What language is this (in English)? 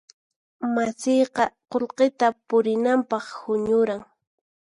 Puno Quechua